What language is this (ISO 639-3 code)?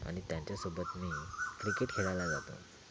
mar